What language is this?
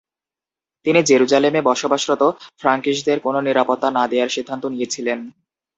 Bangla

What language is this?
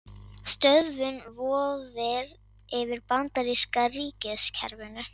Icelandic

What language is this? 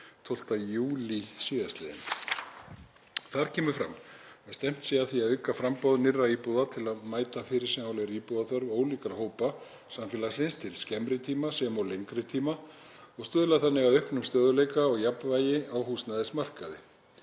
Icelandic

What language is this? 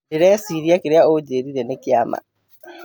Kikuyu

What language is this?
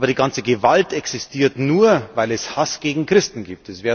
German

